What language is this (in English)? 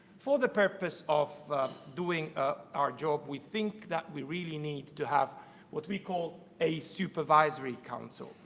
English